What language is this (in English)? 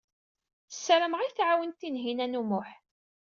Kabyle